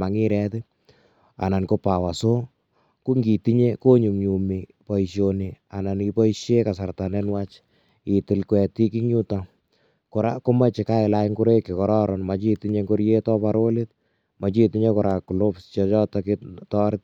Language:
Kalenjin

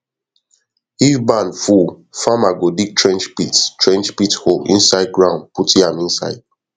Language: Nigerian Pidgin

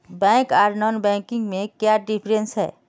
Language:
Magahi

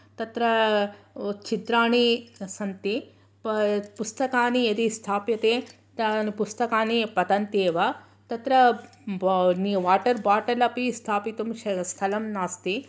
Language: Sanskrit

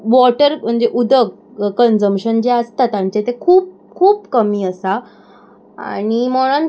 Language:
Konkani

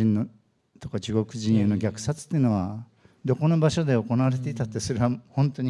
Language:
Japanese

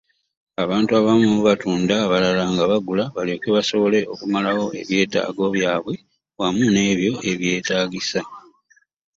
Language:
Ganda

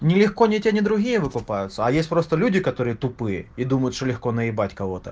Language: Russian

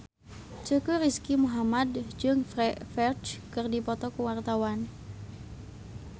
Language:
Sundanese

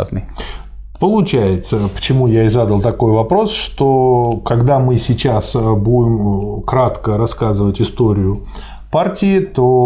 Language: Russian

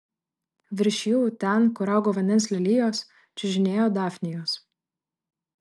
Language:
Lithuanian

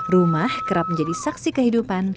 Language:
Indonesian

